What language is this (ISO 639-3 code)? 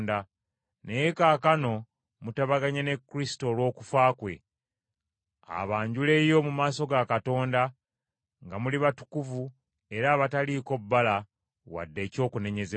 lug